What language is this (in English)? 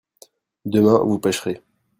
French